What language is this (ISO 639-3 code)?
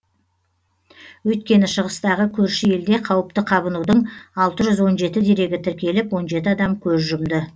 kaz